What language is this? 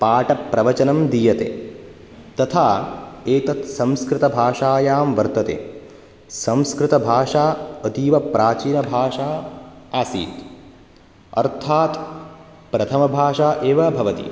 Sanskrit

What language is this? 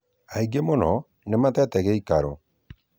Kikuyu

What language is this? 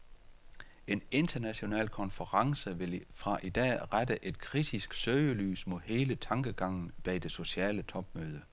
Danish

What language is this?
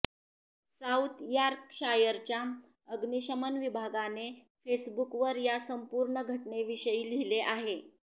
Marathi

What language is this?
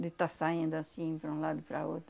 Portuguese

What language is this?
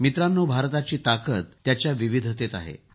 Marathi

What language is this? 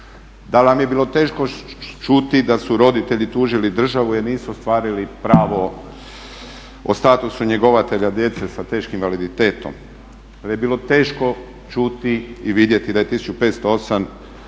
Croatian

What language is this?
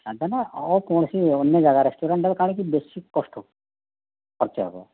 Odia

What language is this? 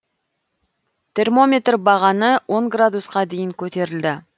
Kazakh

